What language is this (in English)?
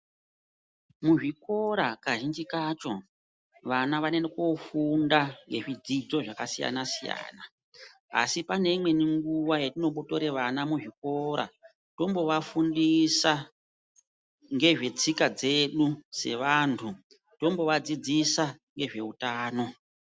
Ndau